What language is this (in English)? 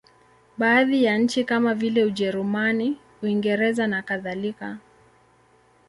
Swahili